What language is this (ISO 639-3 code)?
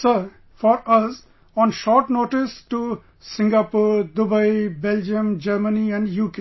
eng